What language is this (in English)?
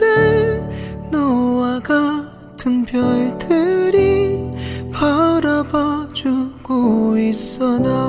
Korean